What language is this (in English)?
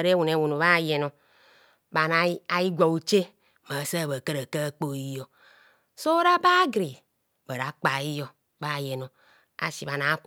Kohumono